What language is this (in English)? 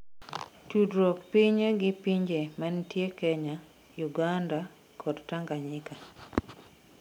Luo (Kenya and Tanzania)